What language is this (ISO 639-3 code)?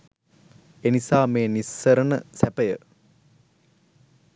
sin